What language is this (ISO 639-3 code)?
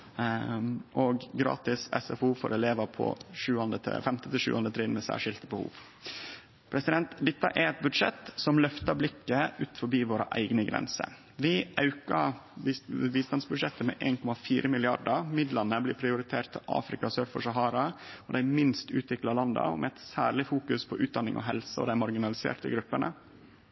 nno